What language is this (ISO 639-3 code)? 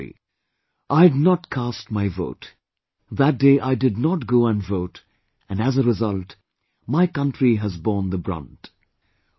eng